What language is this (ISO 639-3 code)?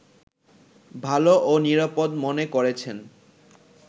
ben